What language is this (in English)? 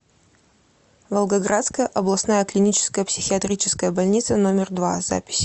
Russian